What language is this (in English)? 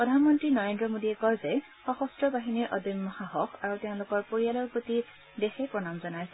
Assamese